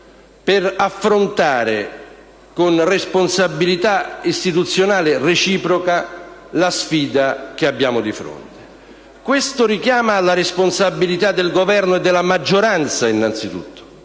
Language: Italian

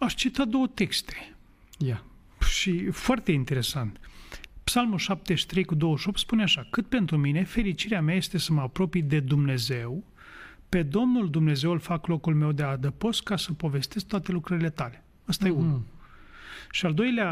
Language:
Romanian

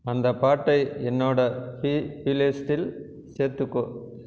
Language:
Tamil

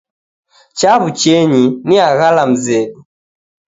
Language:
Taita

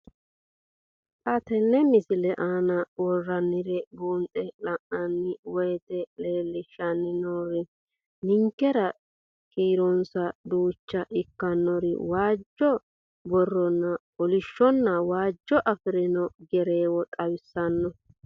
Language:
Sidamo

